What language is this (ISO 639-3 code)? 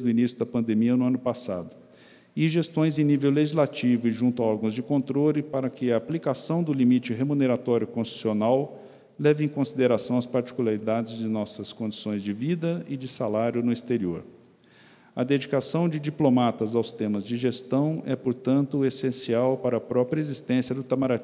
por